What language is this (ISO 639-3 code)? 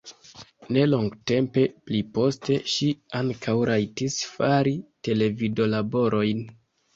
epo